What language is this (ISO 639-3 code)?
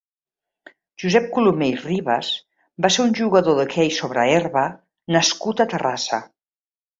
cat